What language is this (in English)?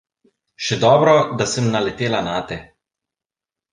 Slovenian